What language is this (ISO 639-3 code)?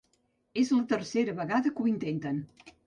cat